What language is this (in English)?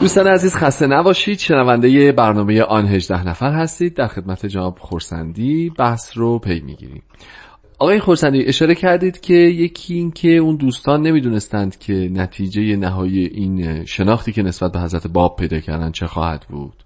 Persian